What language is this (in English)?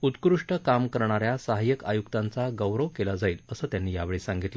Marathi